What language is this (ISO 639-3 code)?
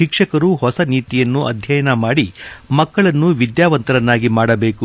kan